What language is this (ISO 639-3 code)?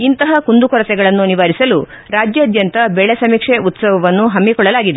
kan